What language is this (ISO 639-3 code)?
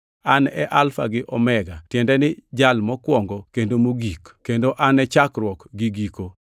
luo